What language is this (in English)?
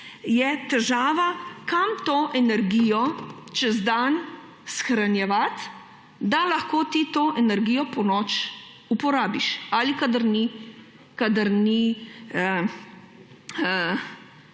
Slovenian